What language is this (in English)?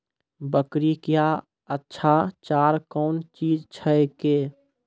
Maithili